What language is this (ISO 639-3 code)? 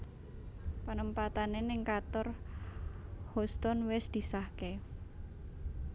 jav